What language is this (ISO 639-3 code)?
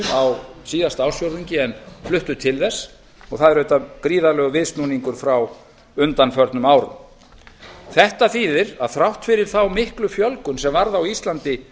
isl